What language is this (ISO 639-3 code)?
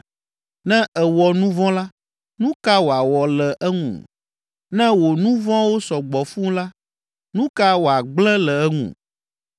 ewe